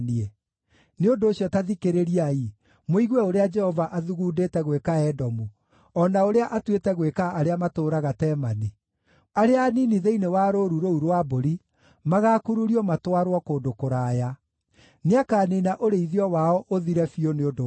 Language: Kikuyu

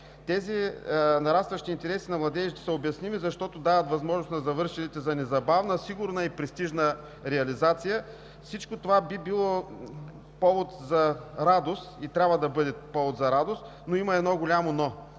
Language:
Bulgarian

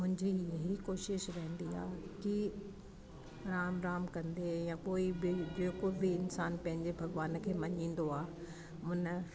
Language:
Sindhi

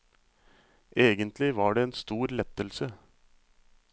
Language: Norwegian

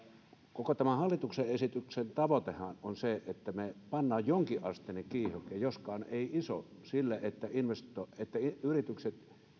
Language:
Finnish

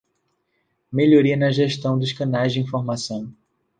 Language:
Portuguese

